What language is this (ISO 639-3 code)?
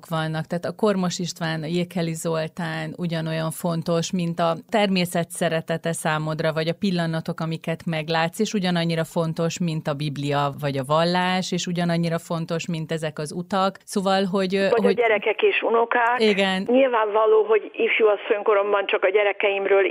hun